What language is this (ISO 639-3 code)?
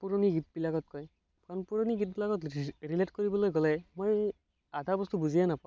asm